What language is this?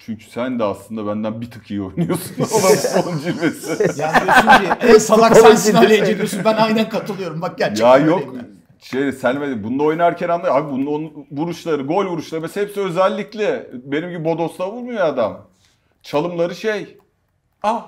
Turkish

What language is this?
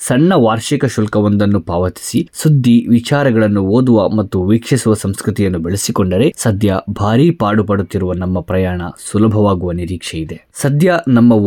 Kannada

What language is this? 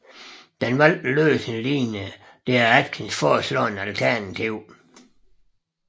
Danish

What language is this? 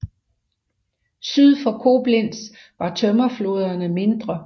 Danish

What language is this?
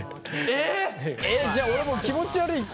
Japanese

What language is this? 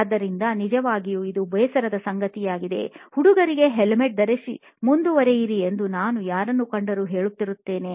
Kannada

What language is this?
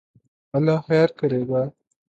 Urdu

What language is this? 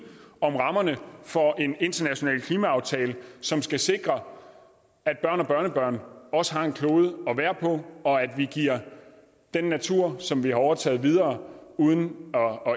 Danish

